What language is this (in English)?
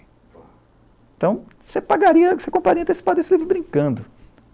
Portuguese